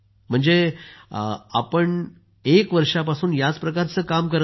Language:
Marathi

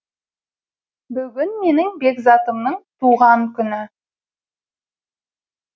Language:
Kazakh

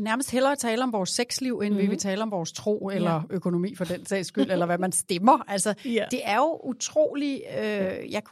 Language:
Danish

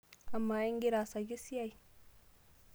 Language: Masai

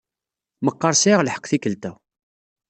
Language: Kabyle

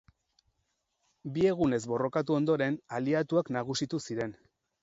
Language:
Basque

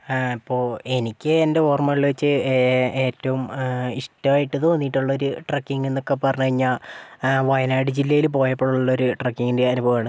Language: Malayalam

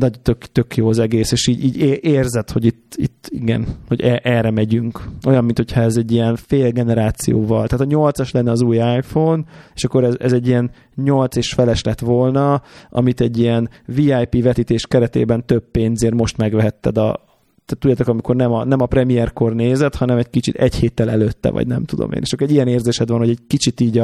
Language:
Hungarian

